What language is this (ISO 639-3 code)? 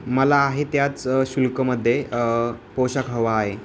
mar